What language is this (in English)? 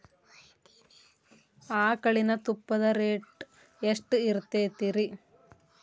Kannada